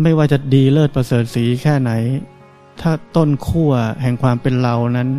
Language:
Thai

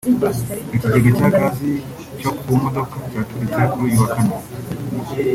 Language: Kinyarwanda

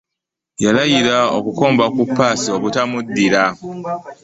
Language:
Ganda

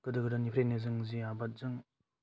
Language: Bodo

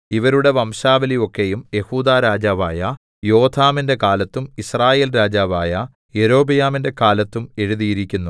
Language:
Malayalam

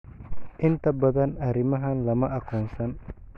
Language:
Somali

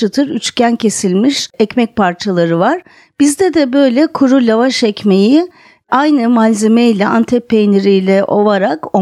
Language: Turkish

